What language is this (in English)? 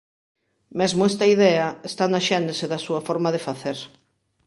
Galician